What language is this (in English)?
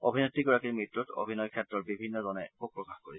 Assamese